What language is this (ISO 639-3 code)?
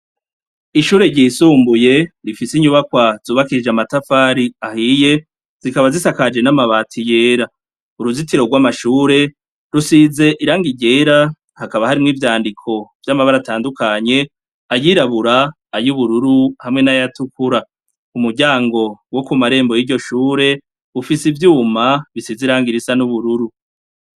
run